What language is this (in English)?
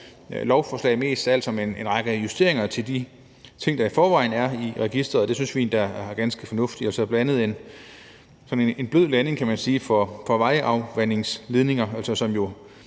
Danish